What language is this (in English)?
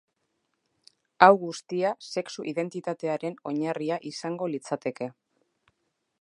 Basque